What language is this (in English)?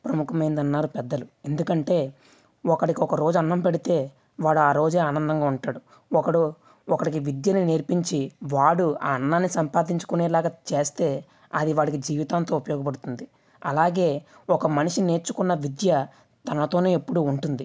Telugu